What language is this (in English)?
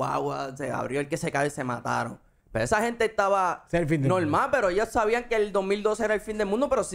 Spanish